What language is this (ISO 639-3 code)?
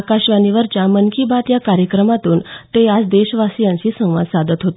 mar